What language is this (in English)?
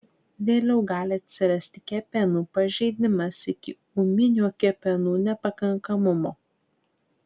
Lithuanian